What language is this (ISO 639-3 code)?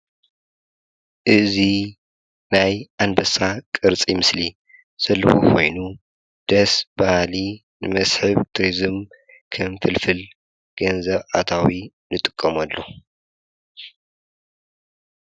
tir